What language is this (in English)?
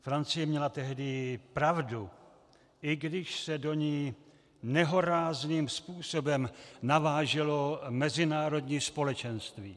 Czech